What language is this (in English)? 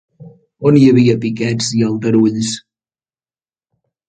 Catalan